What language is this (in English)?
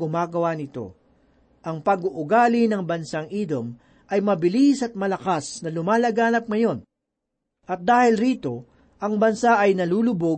Filipino